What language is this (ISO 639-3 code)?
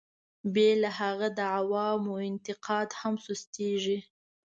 pus